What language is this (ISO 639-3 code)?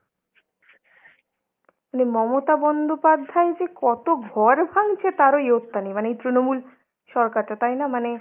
ben